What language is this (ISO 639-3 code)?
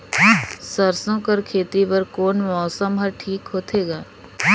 hne